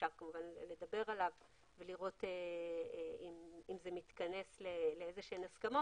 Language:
Hebrew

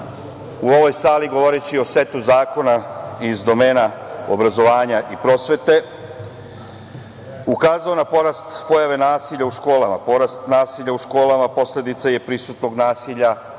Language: Serbian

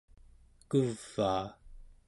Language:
Central Yupik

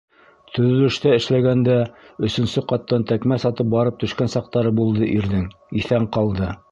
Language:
Bashkir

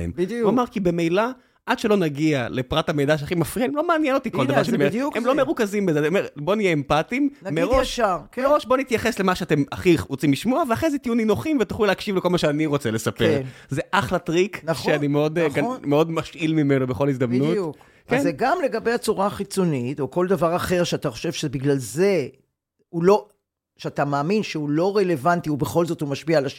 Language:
Hebrew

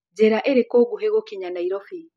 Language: Kikuyu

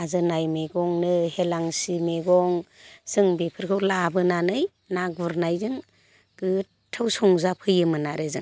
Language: Bodo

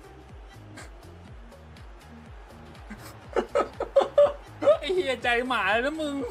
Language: Thai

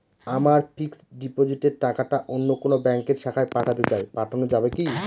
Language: Bangla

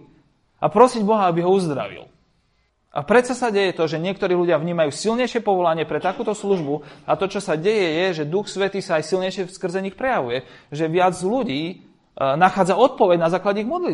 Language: Slovak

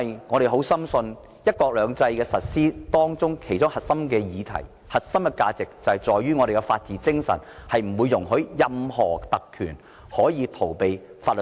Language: Cantonese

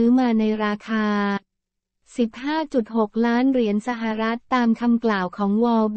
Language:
Thai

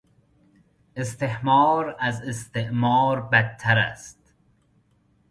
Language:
Persian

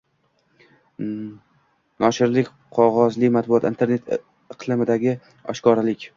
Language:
Uzbek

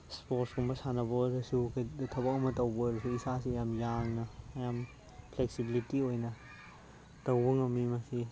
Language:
Manipuri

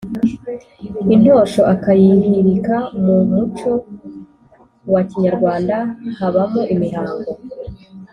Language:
Kinyarwanda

